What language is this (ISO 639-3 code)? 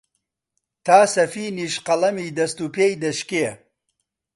ckb